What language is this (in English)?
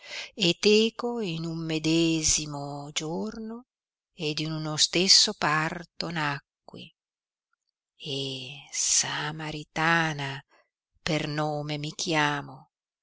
Italian